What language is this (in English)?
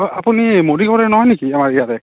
Assamese